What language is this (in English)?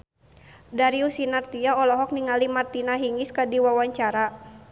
Sundanese